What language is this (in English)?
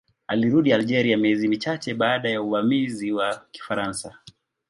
Swahili